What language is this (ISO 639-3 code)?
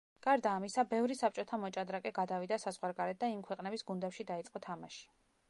kat